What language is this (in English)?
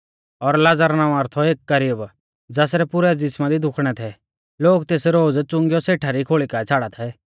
Mahasu Pahari